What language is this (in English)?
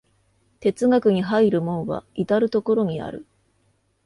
Japanese